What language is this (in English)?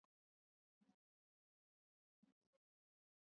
Swahili